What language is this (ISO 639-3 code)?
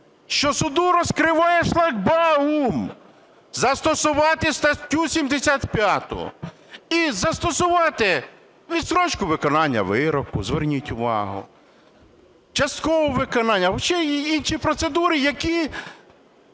ukr